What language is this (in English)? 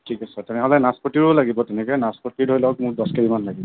Assamese